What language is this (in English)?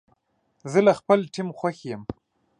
Pashto